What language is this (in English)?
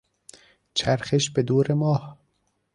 Persian